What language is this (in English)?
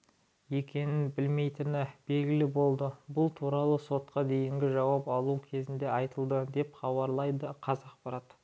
Kazakh